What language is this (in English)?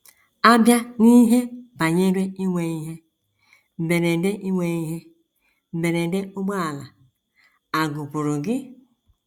Igbo